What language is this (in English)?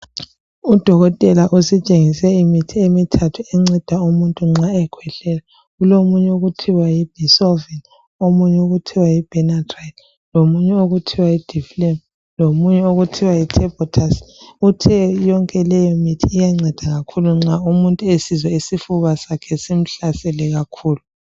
North Ndebele